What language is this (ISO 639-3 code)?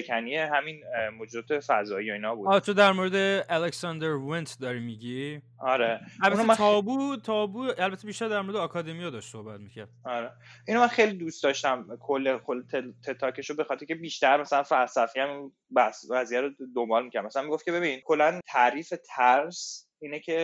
fas